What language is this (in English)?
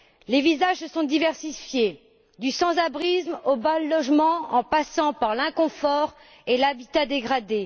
French